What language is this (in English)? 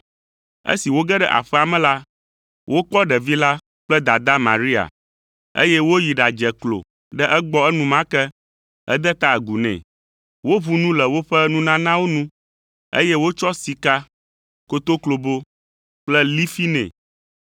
Ewe